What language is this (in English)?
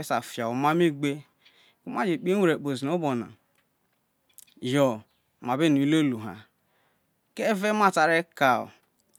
Isoko